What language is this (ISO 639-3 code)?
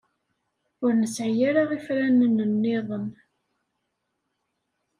kab